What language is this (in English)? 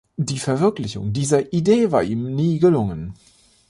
German